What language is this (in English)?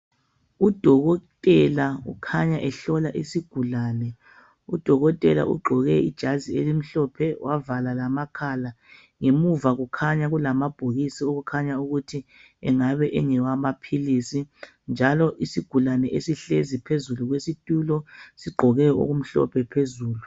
North Ndebele